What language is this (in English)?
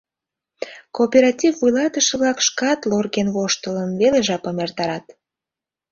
Mari